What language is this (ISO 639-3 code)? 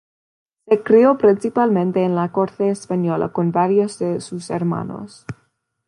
spa